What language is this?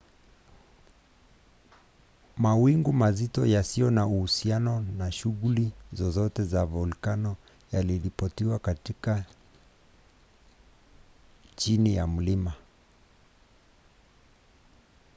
Swahili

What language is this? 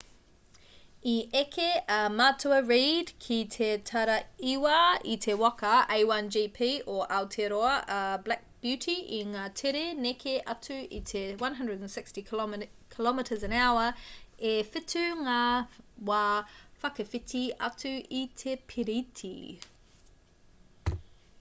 Māori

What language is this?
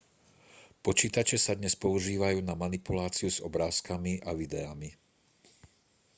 Slovak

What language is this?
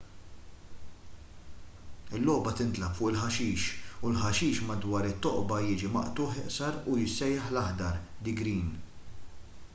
Maltese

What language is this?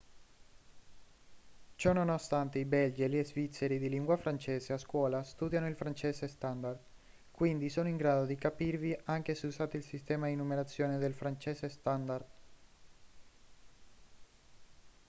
Italian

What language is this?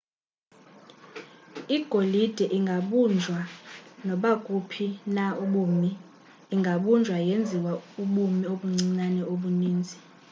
Xhosa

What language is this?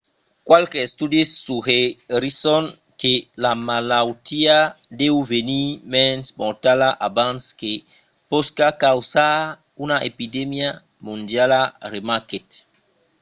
Occitan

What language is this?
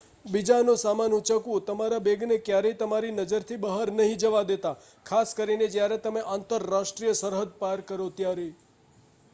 Gujarati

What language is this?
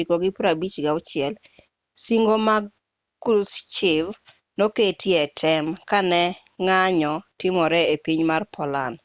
Luo (Kenya and Tanzania)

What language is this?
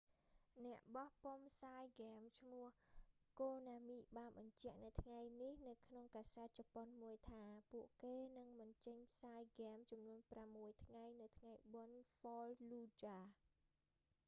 Khmer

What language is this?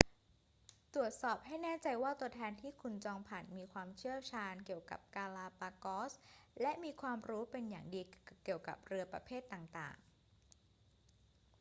Thai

